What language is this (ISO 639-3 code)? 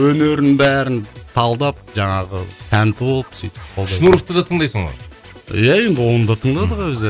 kaz